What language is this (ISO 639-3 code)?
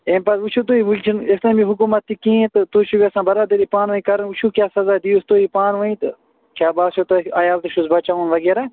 kas